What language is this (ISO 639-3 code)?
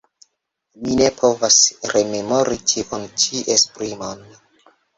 epo